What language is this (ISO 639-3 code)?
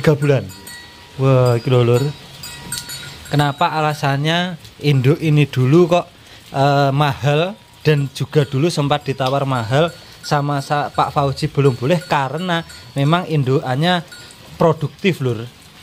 ind